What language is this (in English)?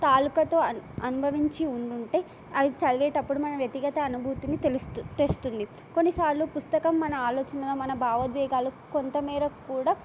Telugu